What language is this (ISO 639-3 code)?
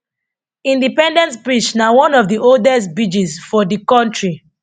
pcm